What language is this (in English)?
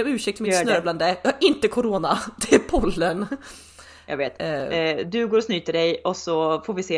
Swedish